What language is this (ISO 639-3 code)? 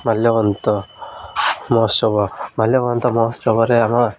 ori